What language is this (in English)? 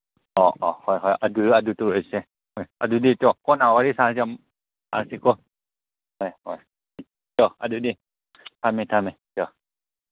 Manipuri